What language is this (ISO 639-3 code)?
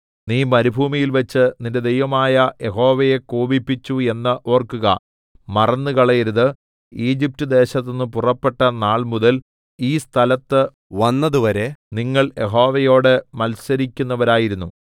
mal